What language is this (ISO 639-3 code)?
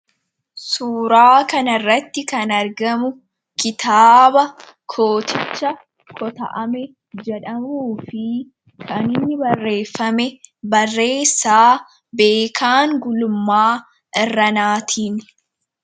orm